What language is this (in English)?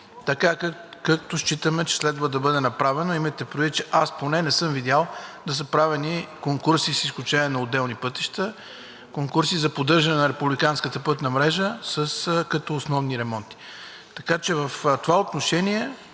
Bulgarian